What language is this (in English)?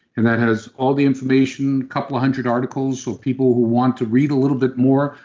English